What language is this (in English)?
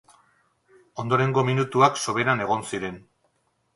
Basque